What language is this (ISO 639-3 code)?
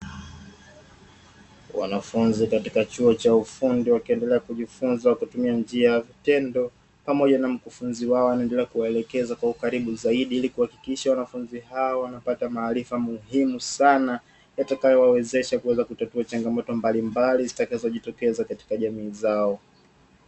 swa